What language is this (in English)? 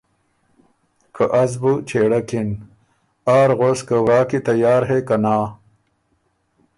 Ormuri